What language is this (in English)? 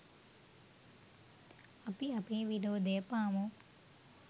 Sinhala